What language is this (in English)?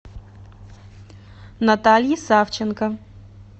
Russian